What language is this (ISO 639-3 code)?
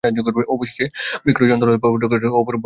ben